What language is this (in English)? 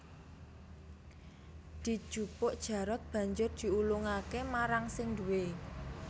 Javanese